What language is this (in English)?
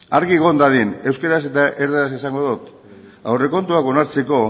Basque